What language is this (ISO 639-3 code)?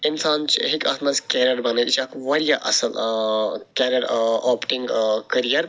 kas